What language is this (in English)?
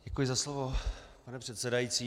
Czech